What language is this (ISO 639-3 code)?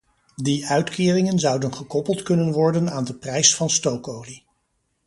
nld